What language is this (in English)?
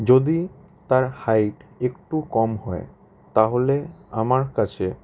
Bangla